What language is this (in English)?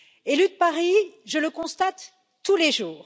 French